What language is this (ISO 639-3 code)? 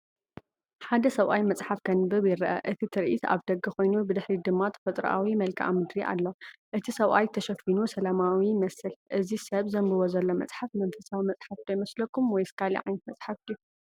tir